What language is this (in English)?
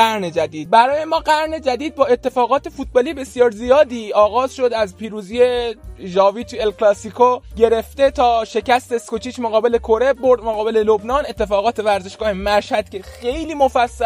Persian